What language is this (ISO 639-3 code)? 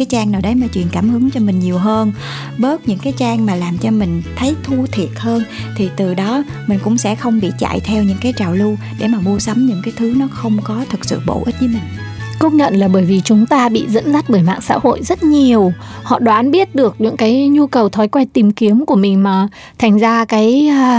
vie